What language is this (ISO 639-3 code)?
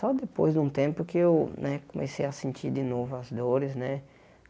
por